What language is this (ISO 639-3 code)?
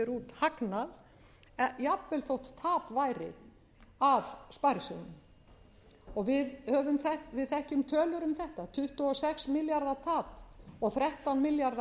isl